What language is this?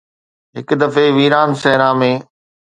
Sindhi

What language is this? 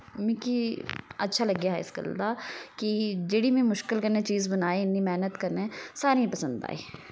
Dogri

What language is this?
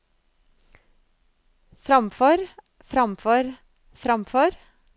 Norwegian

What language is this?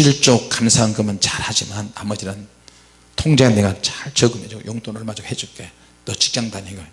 Korean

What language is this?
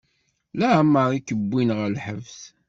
Kabyle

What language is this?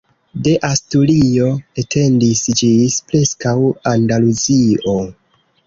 Esperanto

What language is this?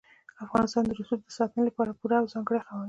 Pashto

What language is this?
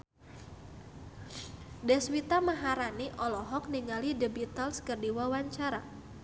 Sundanese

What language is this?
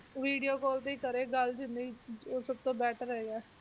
Punjabi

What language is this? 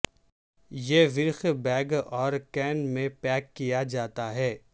Urdu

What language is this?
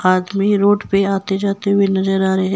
Hindi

